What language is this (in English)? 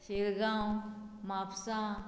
Konkani